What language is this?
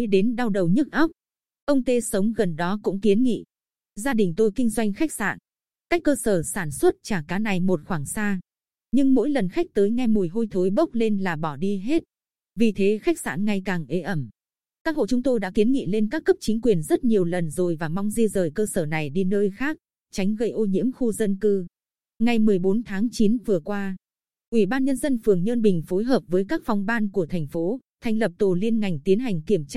Vietnamese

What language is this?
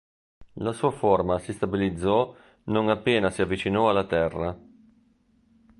Italian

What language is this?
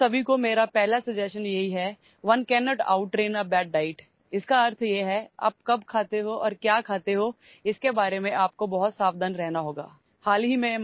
Marathi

